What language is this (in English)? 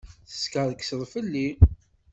Kabyle